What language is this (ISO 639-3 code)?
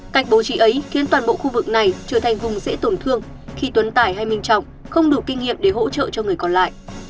vie